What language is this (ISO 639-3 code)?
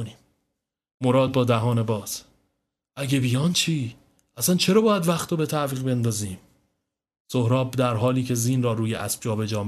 fas